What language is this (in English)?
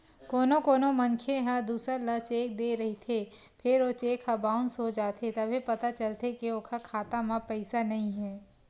Chhattisgarhi